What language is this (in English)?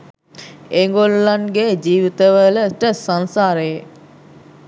Sinhala